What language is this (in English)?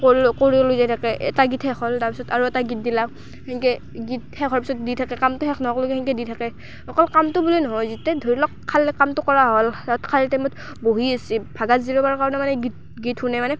Assamese